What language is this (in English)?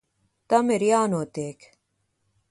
Latvian